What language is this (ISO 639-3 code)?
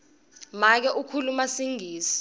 ssw